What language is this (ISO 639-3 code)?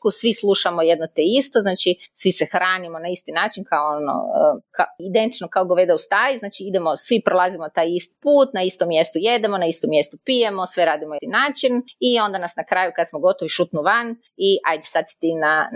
hrv